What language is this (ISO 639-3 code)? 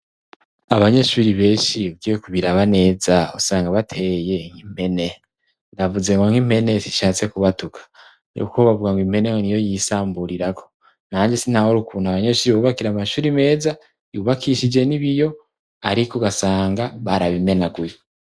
run